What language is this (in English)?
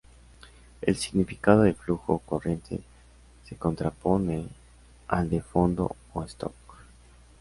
Spanish